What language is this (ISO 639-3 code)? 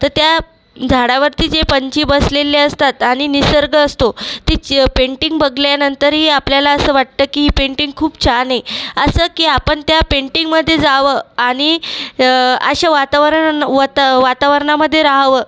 mar